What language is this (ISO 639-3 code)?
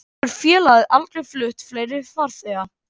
isl